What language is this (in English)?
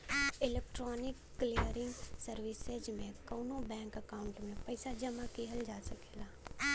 Bhojpuri